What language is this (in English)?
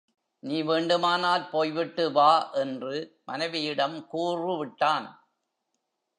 Tamil